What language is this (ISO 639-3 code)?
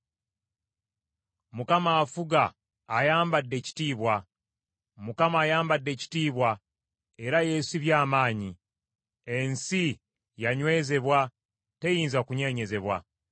lug